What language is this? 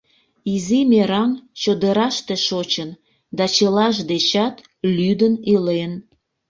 Mari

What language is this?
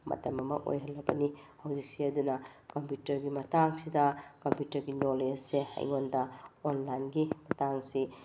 Manipuri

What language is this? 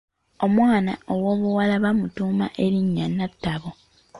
Ganda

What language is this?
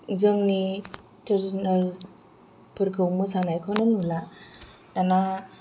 Bodo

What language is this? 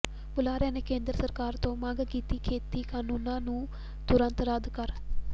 Punjabi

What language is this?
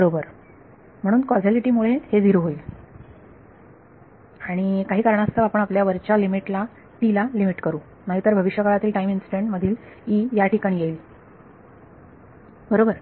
Marathi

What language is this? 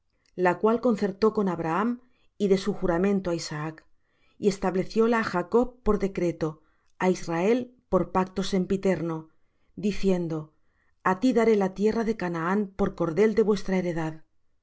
Spanish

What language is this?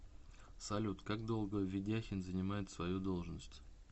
Russian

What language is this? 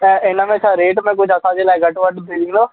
Sindhi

